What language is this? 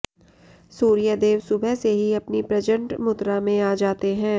Hindi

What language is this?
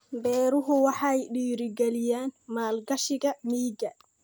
Somali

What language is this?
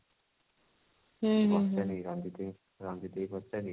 Odia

